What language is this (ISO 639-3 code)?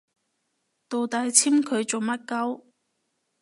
yue